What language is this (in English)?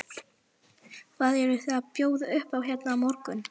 Icelandic